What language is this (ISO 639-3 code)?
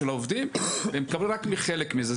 heb